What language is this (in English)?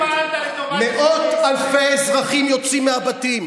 Hebrew